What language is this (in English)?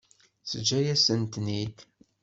Kabyle